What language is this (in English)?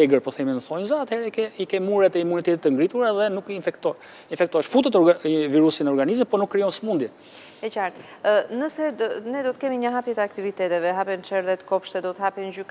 Romanian